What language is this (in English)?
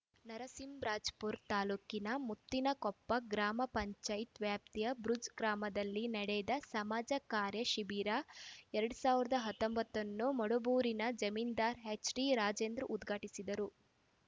Kannada